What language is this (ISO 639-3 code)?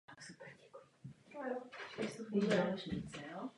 ces